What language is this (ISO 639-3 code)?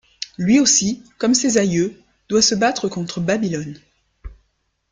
fra